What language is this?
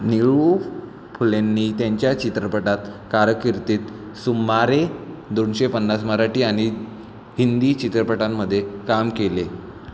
Marathi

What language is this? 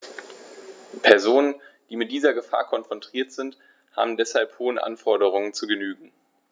German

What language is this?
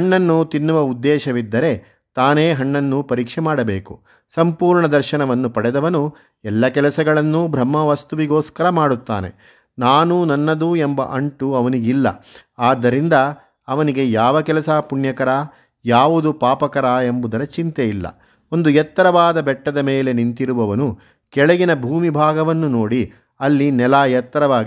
Kannada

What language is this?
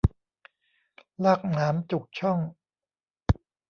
Thai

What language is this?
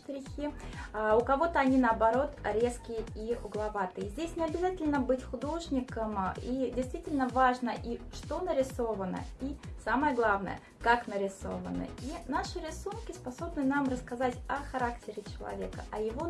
Russian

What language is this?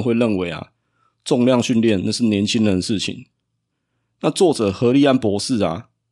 Chinese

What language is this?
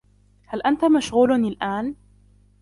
Arabic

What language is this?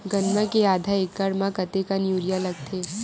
Chhattisgarhi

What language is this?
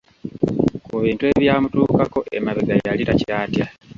Ganda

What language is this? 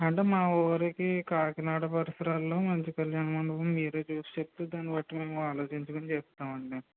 Telugu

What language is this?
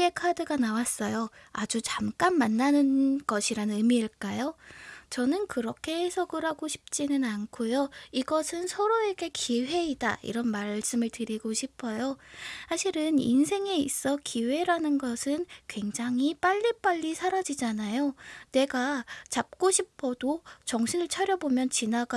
Korean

